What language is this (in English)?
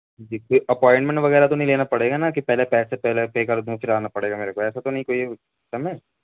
Urdu